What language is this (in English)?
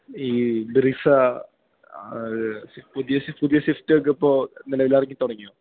Malayalam